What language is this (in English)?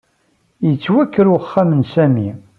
Kabyle